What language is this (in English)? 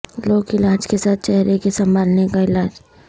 Urdu